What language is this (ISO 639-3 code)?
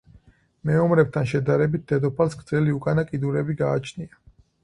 kat